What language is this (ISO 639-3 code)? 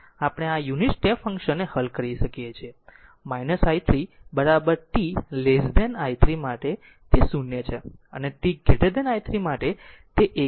guj